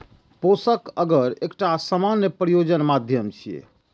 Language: Maithili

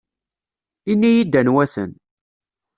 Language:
Kabyle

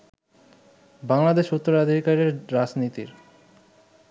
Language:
Bangla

